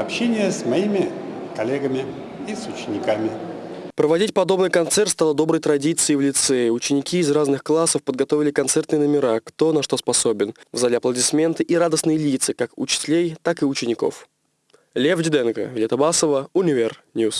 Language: Russian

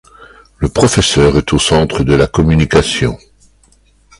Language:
French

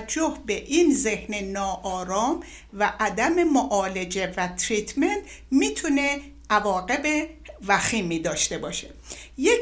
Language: Persian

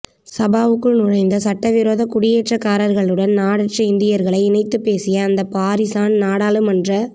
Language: Tamil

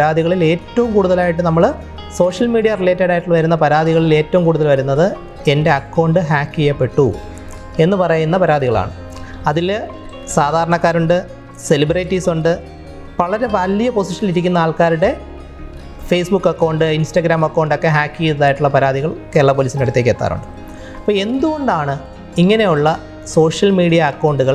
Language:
Malayalam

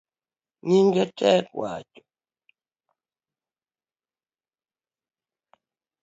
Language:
Luo (Kenya and Tanzania)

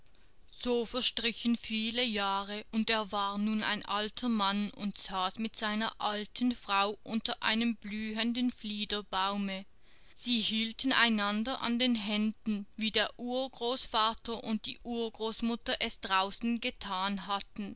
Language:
German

